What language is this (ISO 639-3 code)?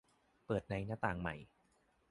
tha